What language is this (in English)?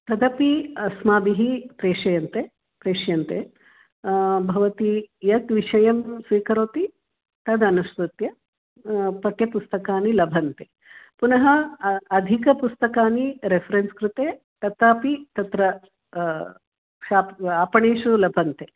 Sanskrit